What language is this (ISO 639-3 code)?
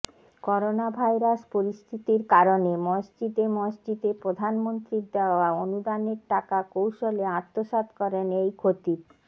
ben